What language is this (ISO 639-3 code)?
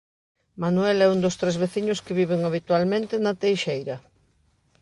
glg